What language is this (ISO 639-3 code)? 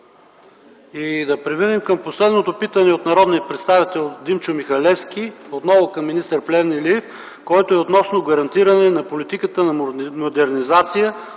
bul